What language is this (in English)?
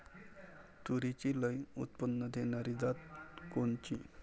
Marathi